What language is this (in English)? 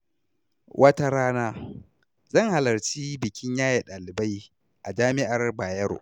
Hausa